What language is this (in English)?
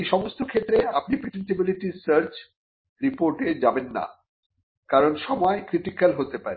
Bangla